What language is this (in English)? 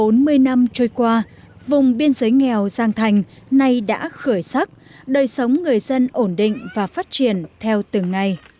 Vietnamese